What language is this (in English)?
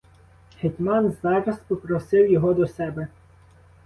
Ukrainian